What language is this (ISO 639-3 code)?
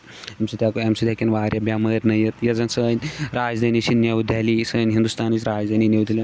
kas